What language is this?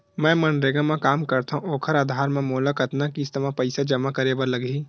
Chhattisgarhi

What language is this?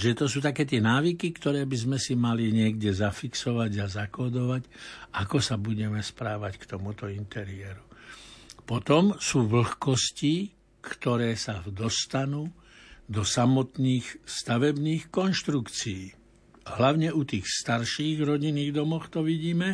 Slovak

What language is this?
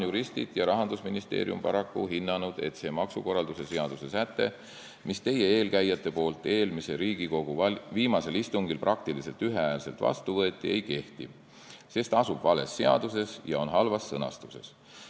Estonian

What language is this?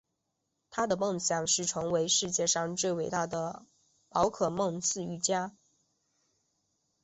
Chinese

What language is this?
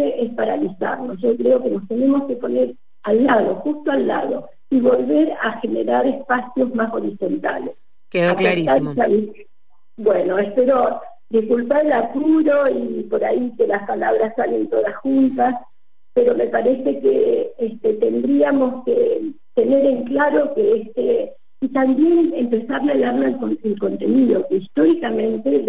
Spanish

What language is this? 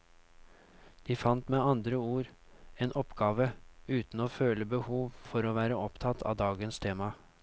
Norwegian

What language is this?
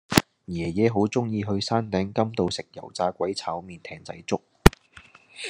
Cantonese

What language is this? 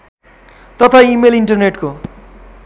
Nepali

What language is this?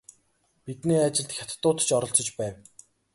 Mongolian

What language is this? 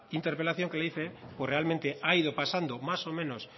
Spanish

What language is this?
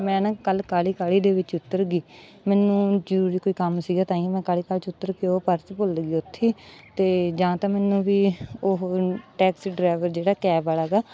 Punjabi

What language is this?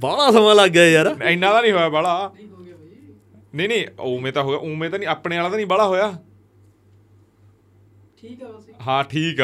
Punjabi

